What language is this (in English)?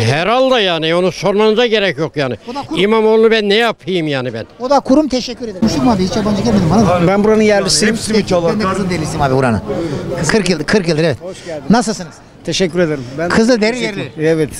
Turkish